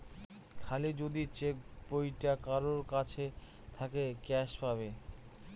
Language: Bangla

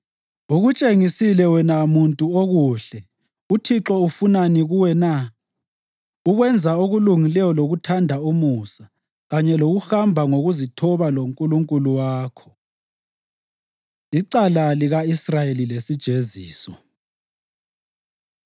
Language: North Ndebele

